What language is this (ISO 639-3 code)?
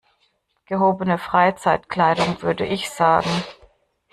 deu